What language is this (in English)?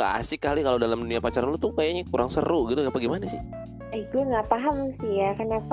Indonesian